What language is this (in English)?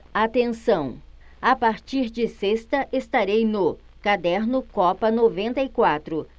Portuguese